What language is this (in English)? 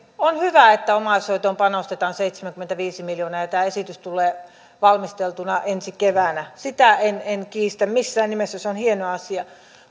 Finnish